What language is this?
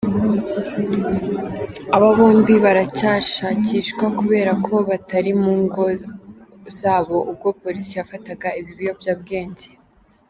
Kinyarwanda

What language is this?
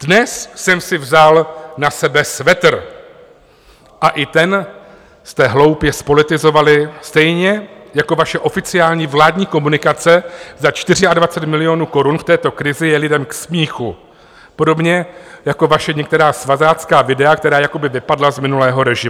Czech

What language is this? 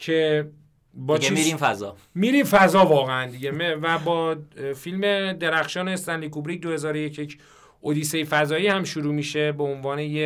Persian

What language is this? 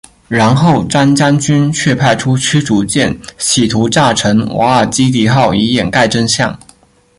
Chinese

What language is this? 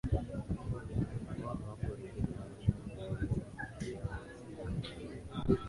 Swahili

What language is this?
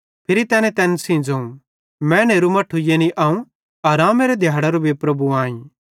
Bhadrawahi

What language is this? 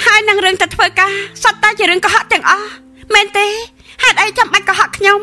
Thai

